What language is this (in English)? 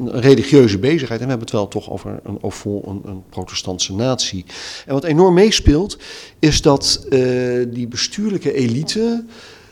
Dutch